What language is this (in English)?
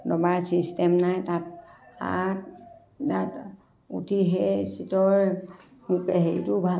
Assamese